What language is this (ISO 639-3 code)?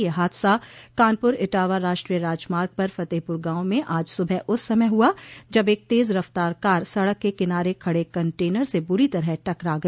hin